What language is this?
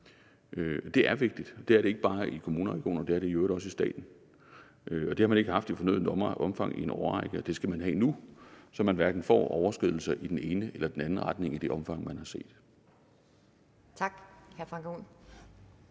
Danish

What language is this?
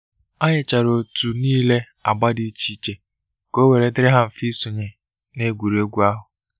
Igbo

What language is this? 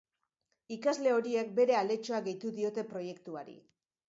Basque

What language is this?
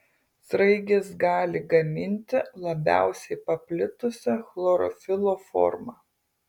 Lithuanian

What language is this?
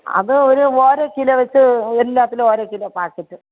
Malayalam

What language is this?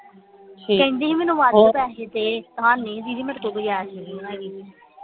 Punjabi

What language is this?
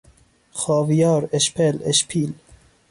Persian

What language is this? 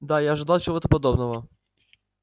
Russian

